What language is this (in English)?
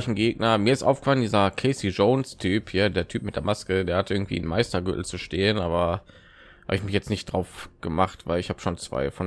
German